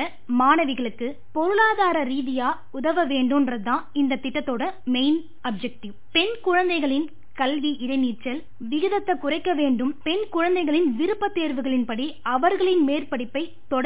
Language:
Tamil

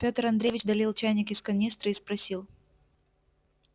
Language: Russian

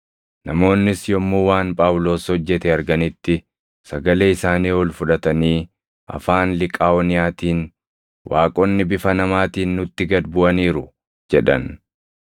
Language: Oromo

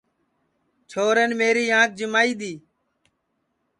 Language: Sansi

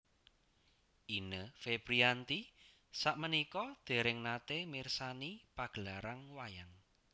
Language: Javanese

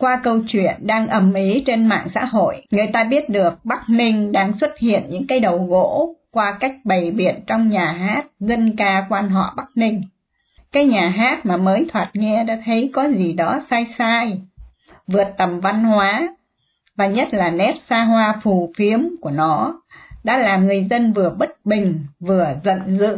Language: Vietnamese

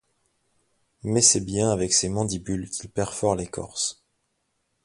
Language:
French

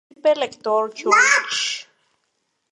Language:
Spanish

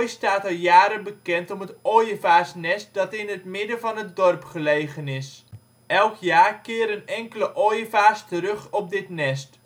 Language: Dutch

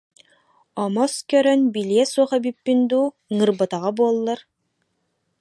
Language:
Yakut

